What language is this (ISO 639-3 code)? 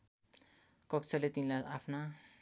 nep